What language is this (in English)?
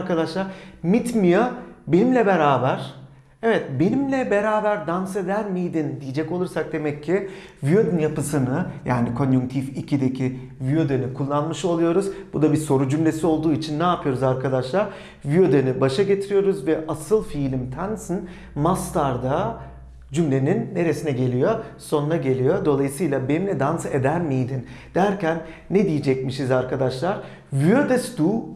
Turkish